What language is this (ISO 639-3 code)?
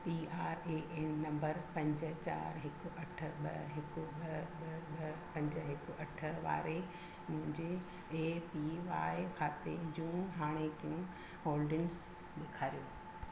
snd